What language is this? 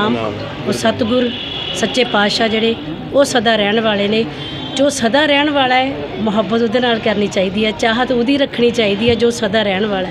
Punjabi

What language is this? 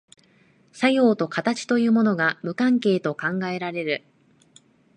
Japanese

